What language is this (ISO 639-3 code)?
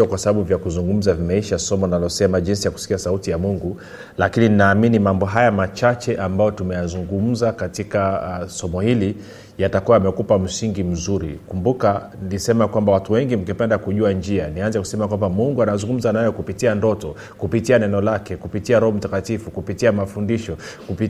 swa